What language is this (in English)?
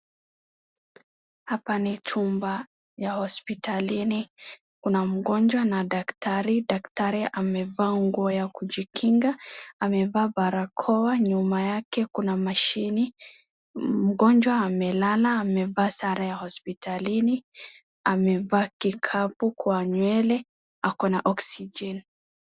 Swahili